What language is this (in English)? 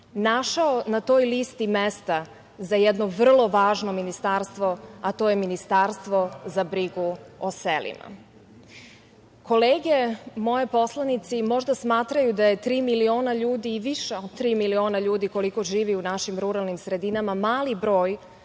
Serbian